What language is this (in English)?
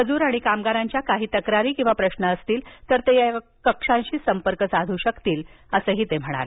Marathi